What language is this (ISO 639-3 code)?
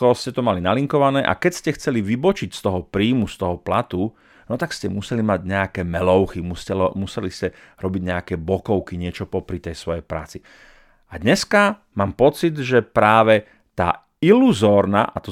slk